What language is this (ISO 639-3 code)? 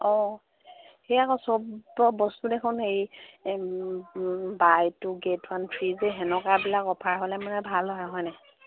asm